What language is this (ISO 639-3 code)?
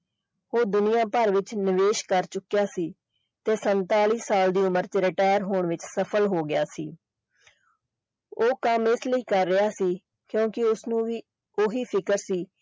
pan